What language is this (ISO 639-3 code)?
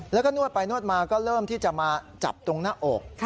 tha